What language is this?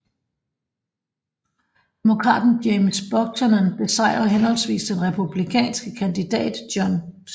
Danish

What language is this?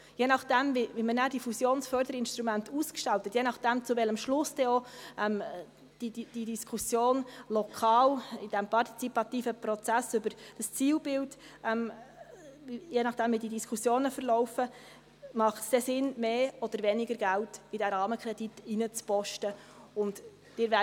Swiss German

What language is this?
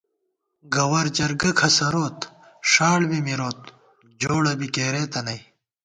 Gawar-Bati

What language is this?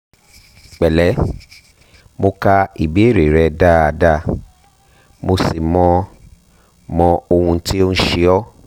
Yoruba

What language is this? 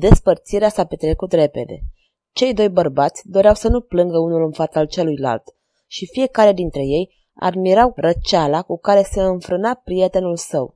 Romanian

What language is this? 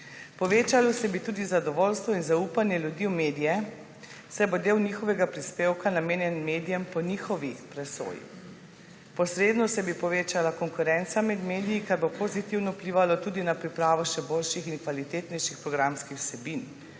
Slovenian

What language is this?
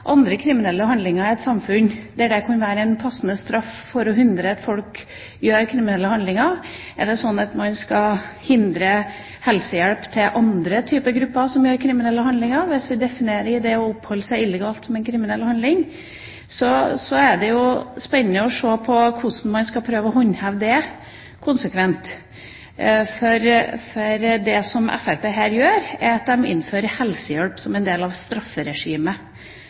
Norwegian Bokmål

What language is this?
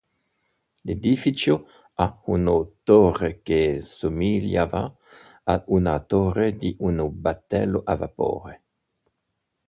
Italian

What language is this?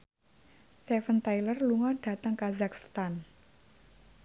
Javanese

